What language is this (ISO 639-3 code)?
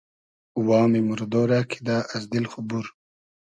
haz